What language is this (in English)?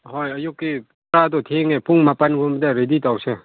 Manipuri